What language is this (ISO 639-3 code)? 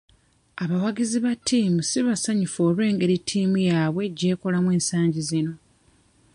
lug